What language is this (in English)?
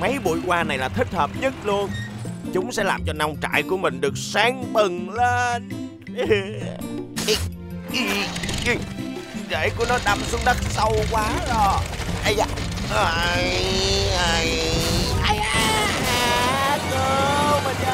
Vietnamese